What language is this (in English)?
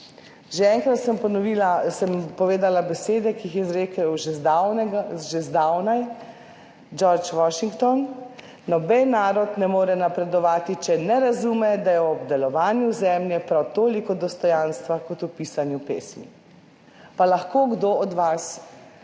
Slovenian